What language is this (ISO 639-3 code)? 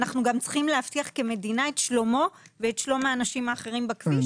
heb